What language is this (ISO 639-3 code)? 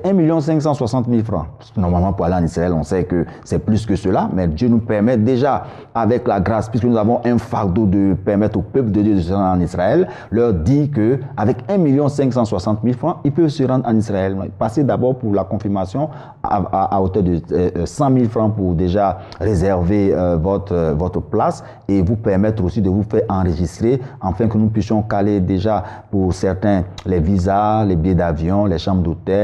fra